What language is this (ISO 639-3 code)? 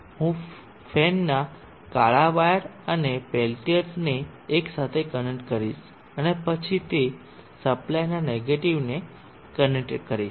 guj